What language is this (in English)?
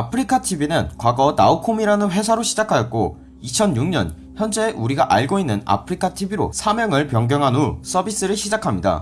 Korean